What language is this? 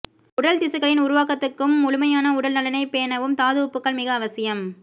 Tamil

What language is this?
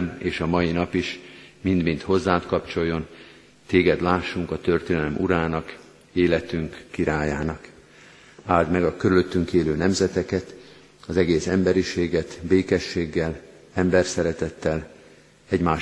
Hungarian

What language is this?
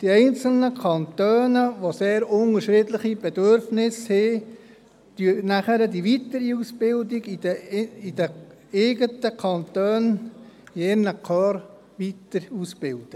Swiss German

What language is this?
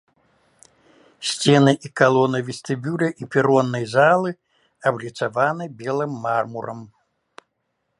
Belarusian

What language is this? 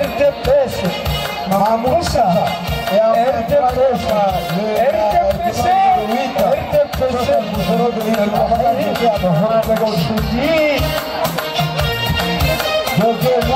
Arabic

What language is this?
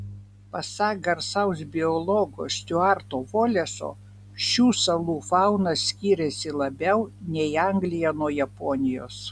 Lithuanian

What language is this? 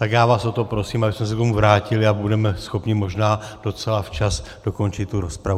Czech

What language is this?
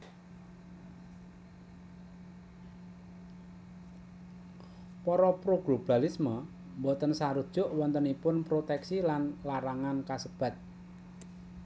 Javanese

